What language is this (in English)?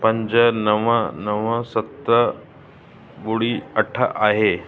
Sindhi